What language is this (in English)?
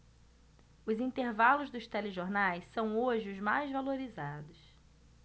Portuguese